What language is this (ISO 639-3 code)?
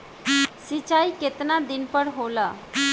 bho